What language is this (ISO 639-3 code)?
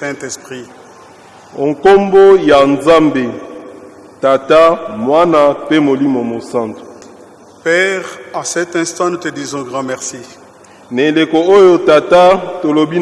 fra